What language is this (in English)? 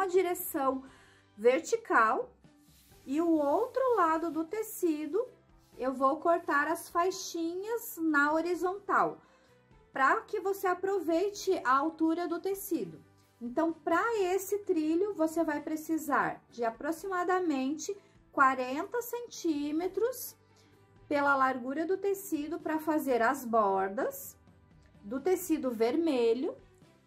Portuguese